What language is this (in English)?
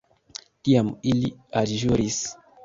Esperanto